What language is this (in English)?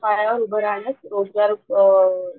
Marathi